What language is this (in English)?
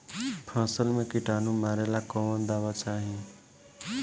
Bhojpuri